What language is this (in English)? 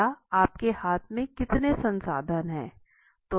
Hindi